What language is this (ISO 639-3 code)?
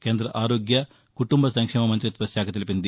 tel